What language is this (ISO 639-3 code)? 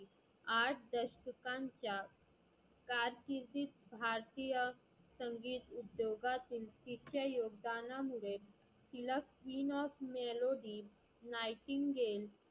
mar